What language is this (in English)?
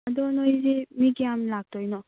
Manipuri